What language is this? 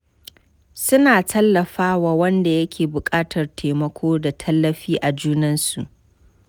Hausa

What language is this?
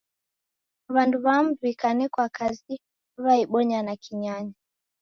Taita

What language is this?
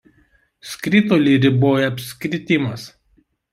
Lithuanian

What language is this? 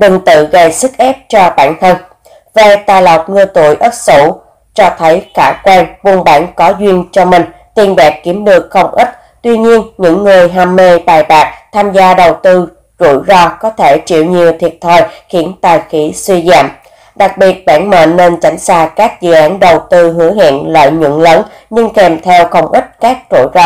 Vietnamese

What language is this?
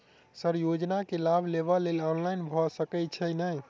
Maithili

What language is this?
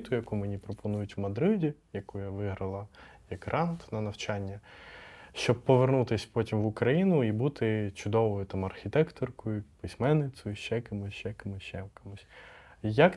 Ukrainian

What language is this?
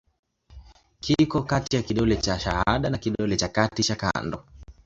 Swahili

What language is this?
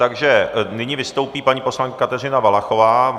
Czech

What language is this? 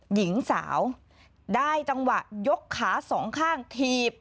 Thai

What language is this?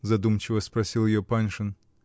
Russian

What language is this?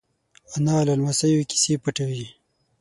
Pashto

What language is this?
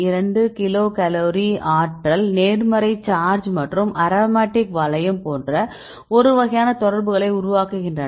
Tamil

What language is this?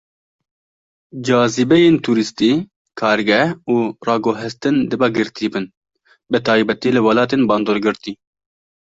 Kurdish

